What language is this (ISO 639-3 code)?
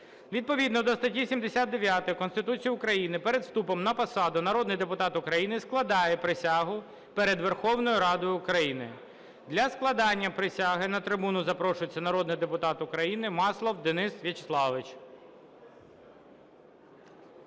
ukr